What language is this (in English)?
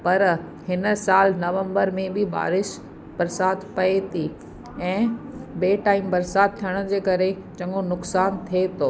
Sindhi